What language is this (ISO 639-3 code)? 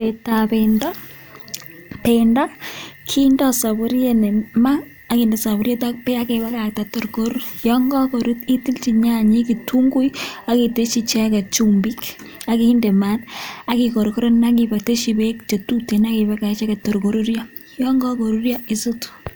kln